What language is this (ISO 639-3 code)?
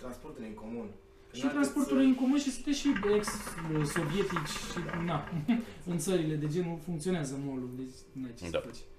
ron